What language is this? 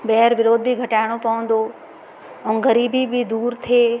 Sindhi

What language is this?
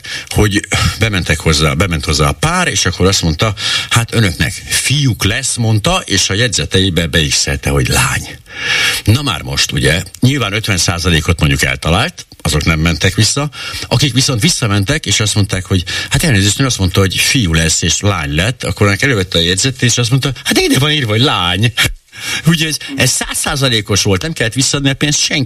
Hungarian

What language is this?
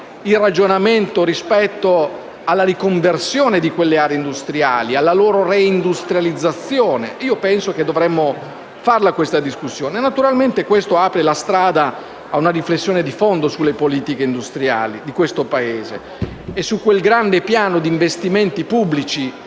Italian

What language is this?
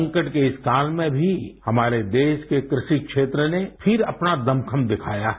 Hindi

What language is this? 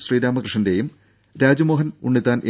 Malayalam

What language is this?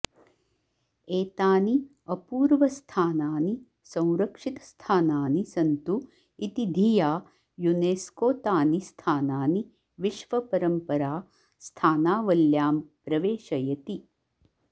Sanskrit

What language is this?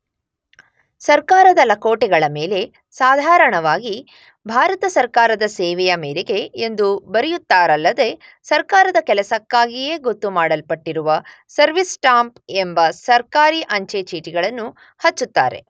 Kannada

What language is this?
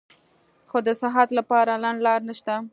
Pashto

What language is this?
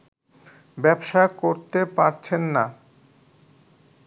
Bangla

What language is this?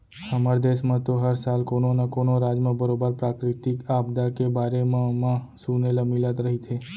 Chhattisgarhi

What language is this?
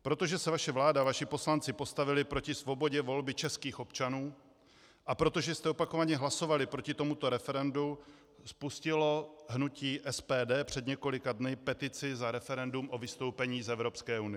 Czech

